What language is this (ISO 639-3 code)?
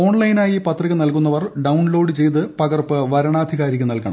mal